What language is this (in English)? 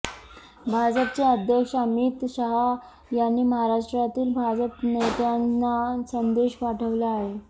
Marathi